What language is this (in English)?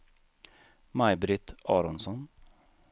Swedish